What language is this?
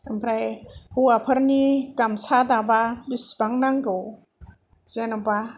Bodo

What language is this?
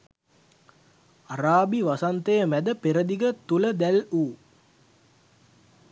Sinhala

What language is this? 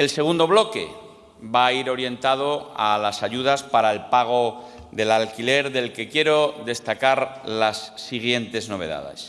Spanish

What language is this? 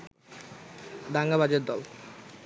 Bangla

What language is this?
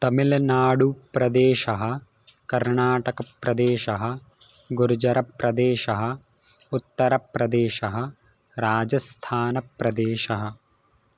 Sanskrit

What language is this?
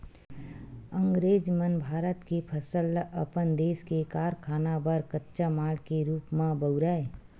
Chhattisgarhi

